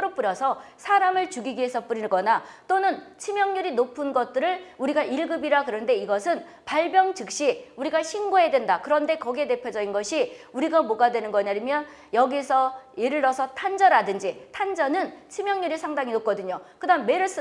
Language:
Korean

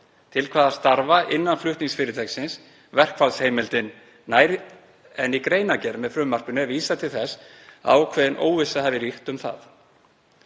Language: Icelandic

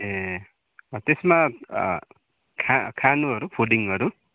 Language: Nepali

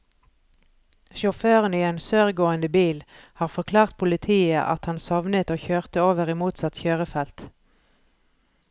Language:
Norwegian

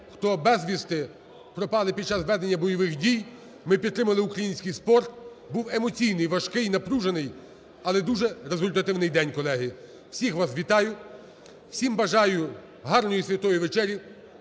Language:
Ukrainian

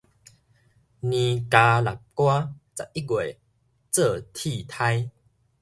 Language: Min Nan Chinese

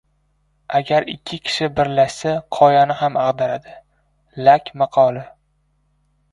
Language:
Uzbek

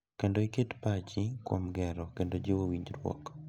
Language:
Luo (Kenya and Tanzania)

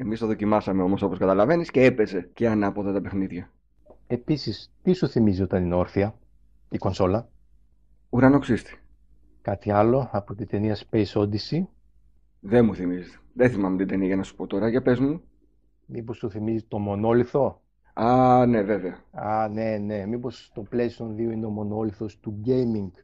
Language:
Greek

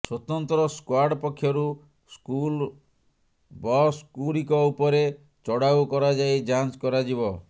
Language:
Odia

